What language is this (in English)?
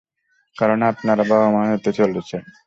Bangla